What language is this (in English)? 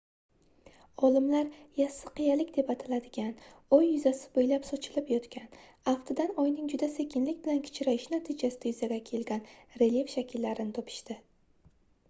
Uzbek